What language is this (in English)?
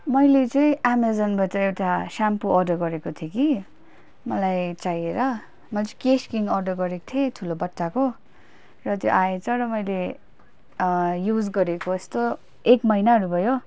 Nepali